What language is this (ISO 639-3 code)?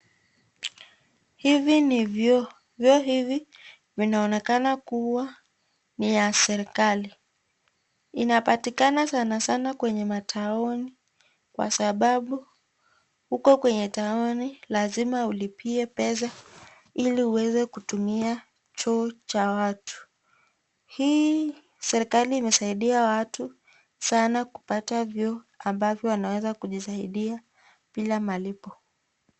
swa